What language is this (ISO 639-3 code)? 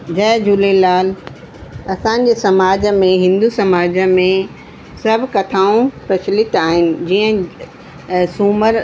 snd